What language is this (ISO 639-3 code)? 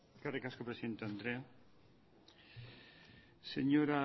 eus